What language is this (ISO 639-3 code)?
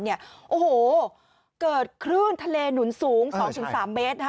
tha